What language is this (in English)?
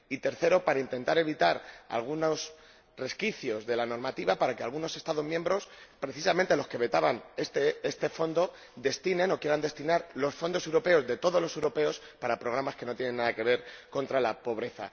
Spanish